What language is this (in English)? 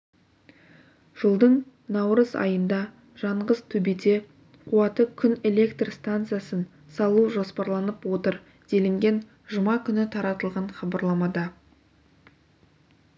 Kazakh